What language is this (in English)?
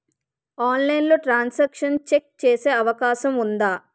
Telugu